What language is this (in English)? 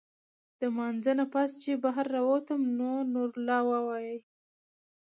Pashto